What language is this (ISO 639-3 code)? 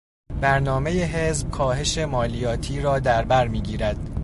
fas